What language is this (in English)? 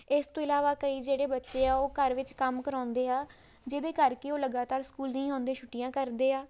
Punjabi